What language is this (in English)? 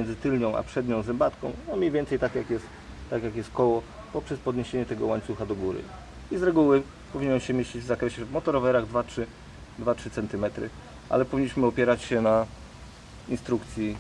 Polish